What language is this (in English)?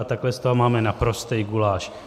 Czech